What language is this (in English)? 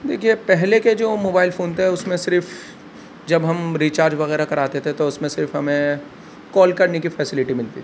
Urdu